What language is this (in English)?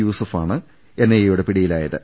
Malayalam